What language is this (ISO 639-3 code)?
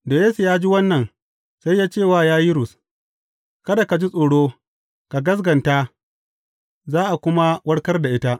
hau